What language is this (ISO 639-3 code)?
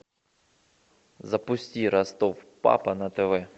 rus